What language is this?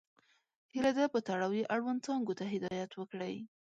Pashto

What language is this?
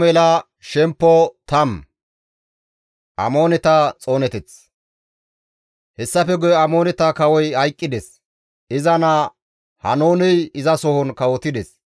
Gamo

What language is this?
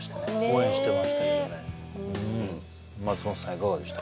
Japanese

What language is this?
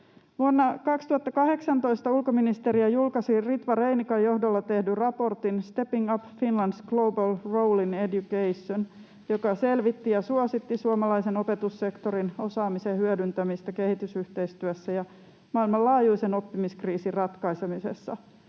Finnish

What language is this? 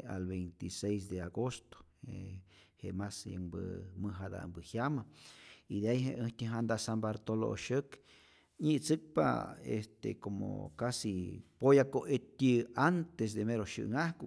Rayón Zoque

